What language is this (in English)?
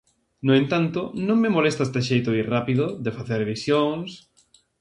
Galician